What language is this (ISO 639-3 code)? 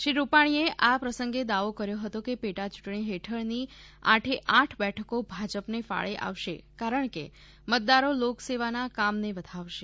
guj